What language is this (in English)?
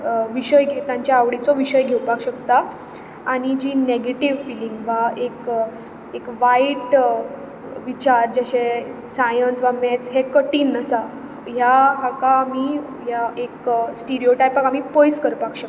Konkani